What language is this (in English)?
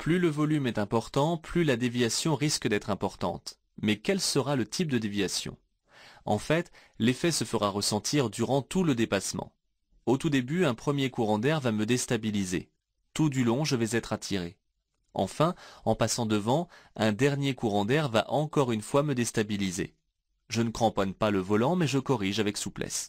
French